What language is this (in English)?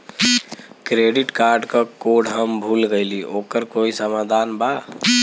Bhojpuri